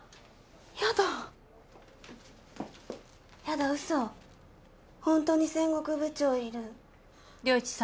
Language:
Japanese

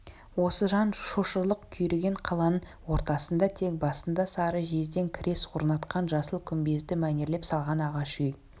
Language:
Kazakh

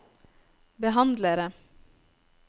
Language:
Norwegian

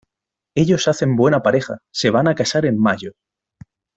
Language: Spanish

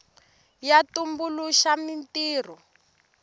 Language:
Tsonga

